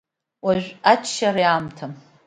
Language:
Abkhazian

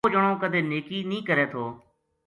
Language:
Gujari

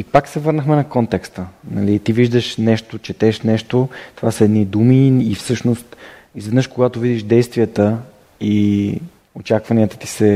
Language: Bulgarian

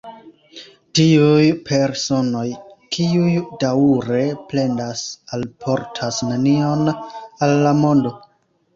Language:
Esperanto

